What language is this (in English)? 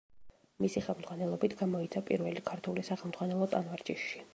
Georgian